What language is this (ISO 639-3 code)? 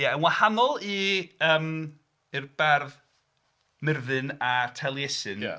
cym